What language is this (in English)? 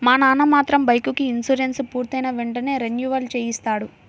Telugu